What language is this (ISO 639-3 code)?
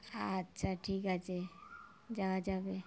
ben